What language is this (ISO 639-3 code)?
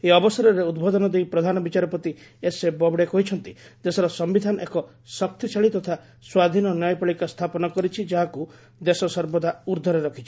ori